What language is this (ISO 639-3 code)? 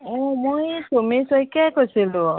asm